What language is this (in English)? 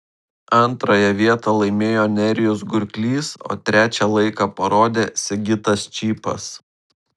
Lithuanian